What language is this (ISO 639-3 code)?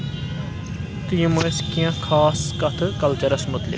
kas